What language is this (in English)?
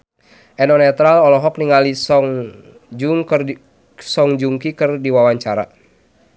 Sundanese